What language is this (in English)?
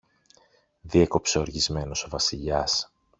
Greek